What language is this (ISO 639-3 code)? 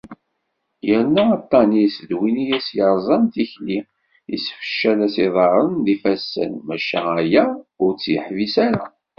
kab